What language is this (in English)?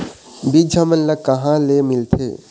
Chhattisgarhi